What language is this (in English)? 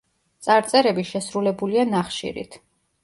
Georgian